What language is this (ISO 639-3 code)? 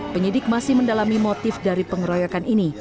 ind